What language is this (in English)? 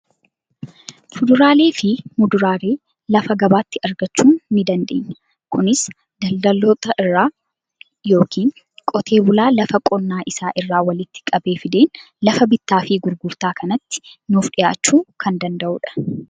Oromo